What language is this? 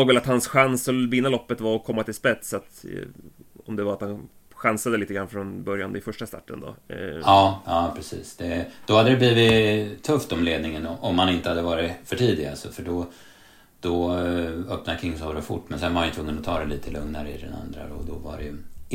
Swedish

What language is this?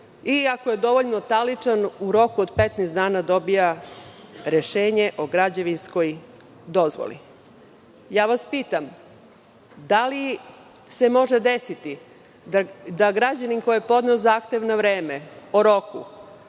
Serbian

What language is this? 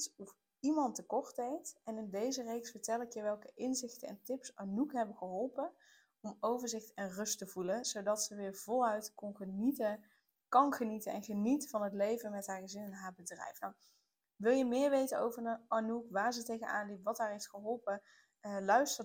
Dutch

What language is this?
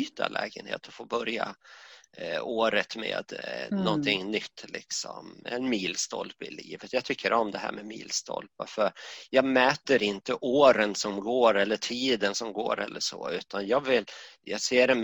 Swedish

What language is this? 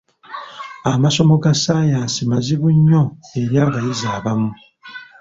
Ganda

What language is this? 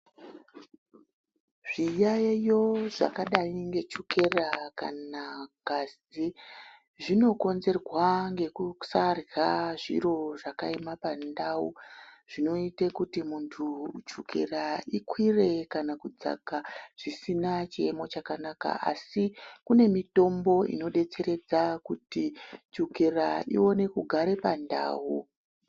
Ndau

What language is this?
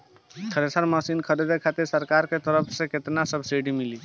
Bhojpuri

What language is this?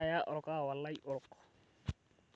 Masai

